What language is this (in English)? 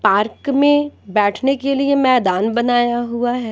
Hindi